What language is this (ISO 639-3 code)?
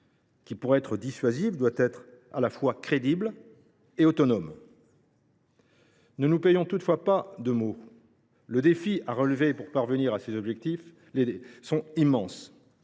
fra